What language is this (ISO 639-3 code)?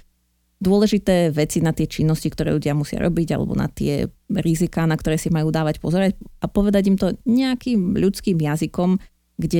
slk